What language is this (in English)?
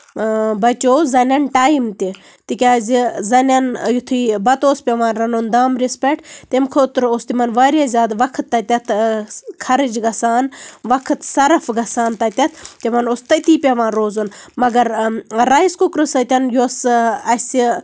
Kashmiri